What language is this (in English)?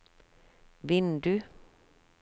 Norwegian